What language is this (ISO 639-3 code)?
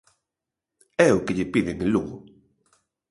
glg